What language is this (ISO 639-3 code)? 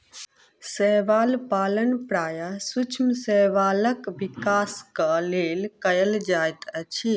mai